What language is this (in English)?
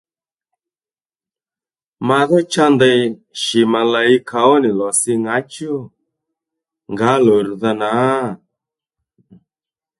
Lendu